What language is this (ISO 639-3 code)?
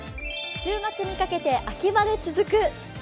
jpn